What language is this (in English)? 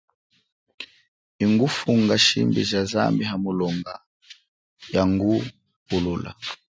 Chokwe